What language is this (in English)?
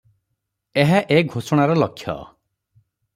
Odia